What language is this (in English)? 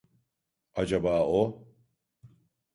Turkish